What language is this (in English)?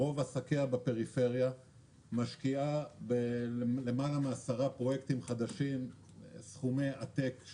Hebrew